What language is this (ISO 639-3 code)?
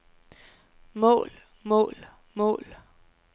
dan